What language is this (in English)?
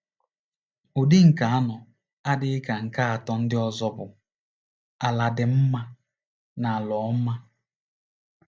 Igbo